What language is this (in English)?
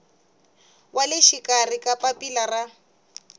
Tsonga